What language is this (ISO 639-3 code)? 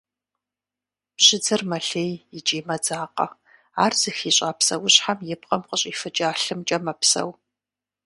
kbd